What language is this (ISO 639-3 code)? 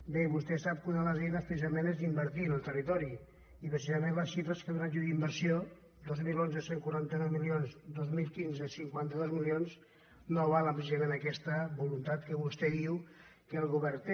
cat